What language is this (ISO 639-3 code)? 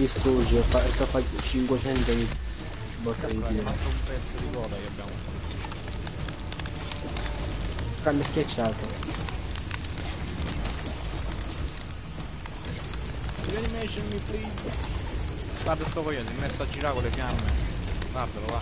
ita